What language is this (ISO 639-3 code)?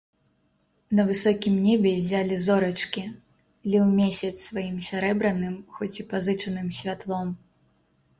bel